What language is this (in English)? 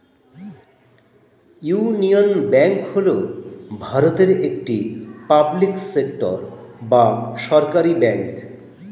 Bangla